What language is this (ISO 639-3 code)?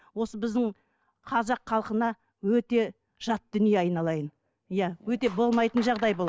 kaz